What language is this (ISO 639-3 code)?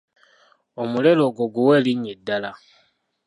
lug